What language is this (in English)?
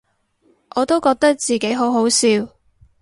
Cantonese